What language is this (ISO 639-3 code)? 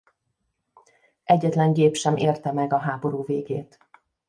hun